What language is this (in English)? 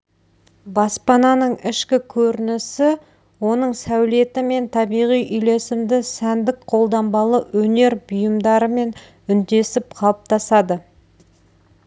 Kazakh